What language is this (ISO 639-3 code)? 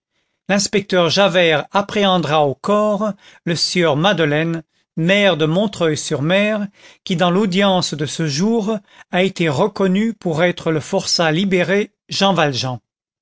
fra